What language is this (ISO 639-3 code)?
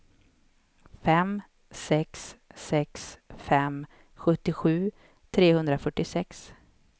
swe